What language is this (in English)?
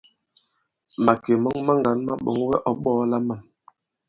Bankon